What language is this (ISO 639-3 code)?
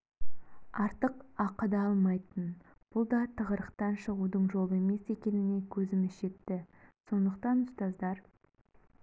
kaz